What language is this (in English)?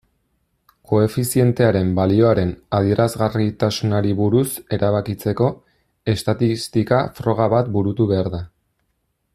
Basque